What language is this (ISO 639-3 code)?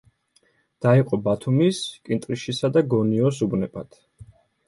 kat